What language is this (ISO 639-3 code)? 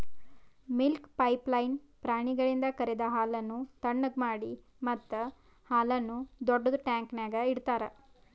kan